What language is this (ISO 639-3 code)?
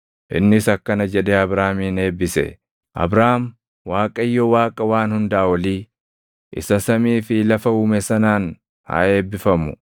orm